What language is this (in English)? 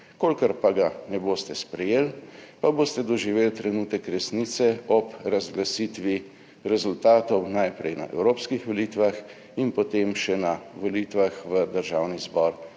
Slovenian